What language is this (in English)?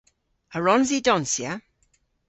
Cornish